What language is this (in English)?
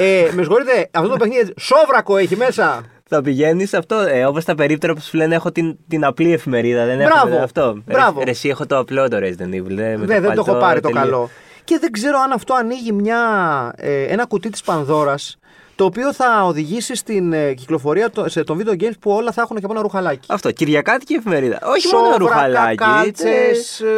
Greek